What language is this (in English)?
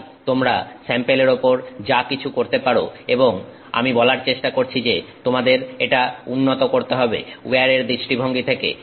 Bangla